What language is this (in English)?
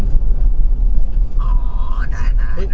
Thai